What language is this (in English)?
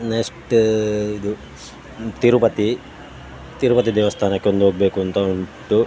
Kannada